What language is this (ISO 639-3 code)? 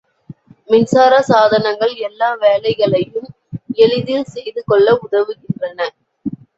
tam